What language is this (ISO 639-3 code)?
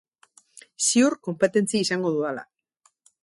eus